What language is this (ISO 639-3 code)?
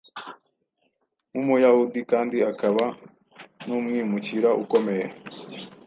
kin